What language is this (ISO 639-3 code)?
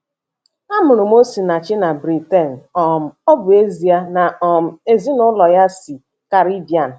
ibo